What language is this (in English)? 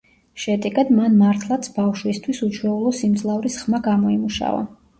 Georgian